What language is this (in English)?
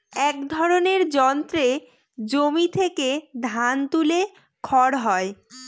Bangla